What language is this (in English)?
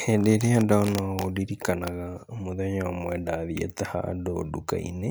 Kikuyu